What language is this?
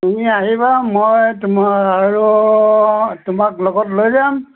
Assamese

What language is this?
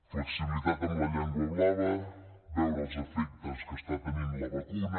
Catalan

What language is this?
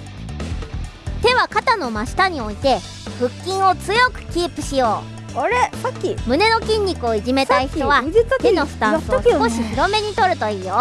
Japanese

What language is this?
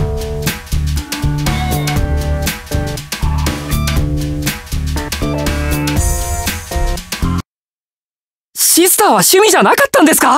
Japanese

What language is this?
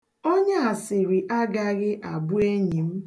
Igbo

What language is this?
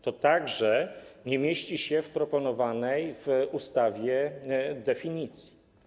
Polish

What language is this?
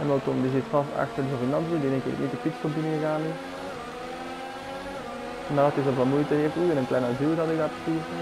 Dutch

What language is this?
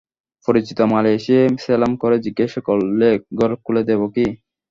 Bangla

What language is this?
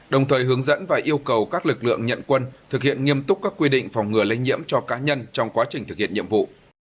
Vietnamese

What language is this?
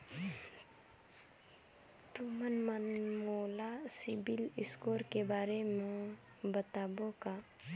Chhattisgarhi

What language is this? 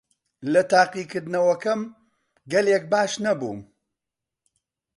Central Kurdish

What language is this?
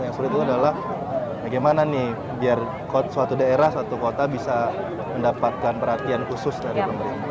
Indonesian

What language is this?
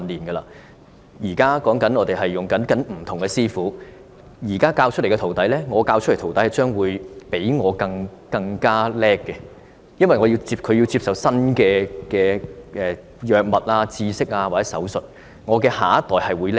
Cantonese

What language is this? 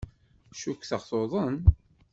Kabyle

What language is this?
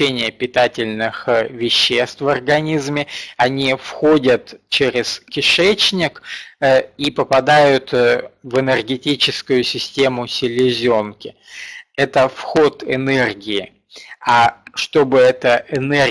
Russian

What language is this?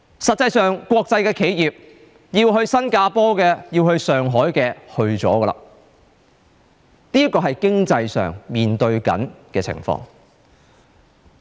Cantonese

